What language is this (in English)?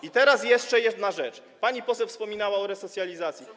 Polish